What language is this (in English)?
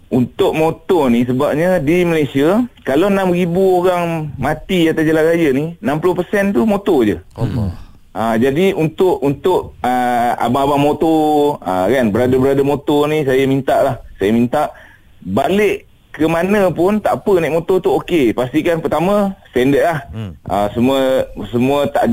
Malay